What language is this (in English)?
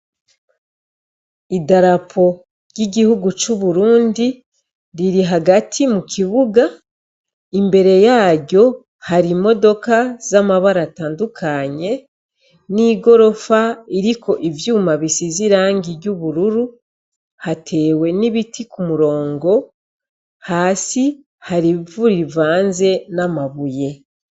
Rundi